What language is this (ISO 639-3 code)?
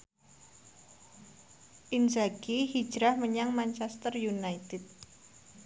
jav